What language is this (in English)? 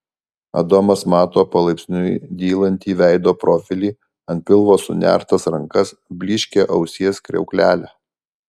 Lithuanian